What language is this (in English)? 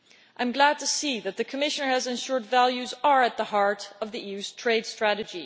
English